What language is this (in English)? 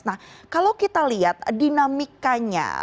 Indonesian